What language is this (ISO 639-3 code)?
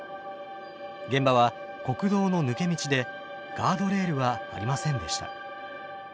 jpn